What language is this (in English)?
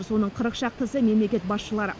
Kazakh